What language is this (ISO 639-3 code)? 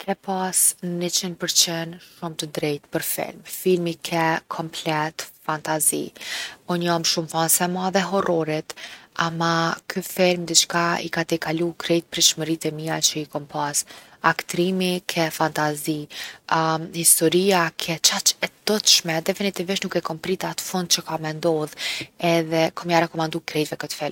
aln